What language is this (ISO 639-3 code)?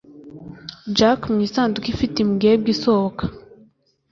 kin